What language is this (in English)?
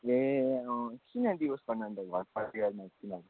Nepali